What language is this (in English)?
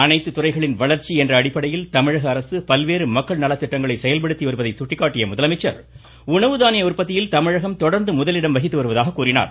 Tamil